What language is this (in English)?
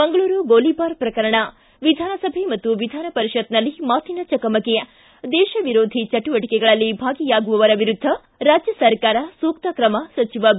Kannada